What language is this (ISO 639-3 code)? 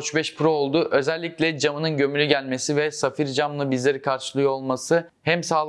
tur